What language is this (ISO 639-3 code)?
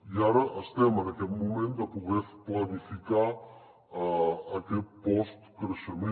cat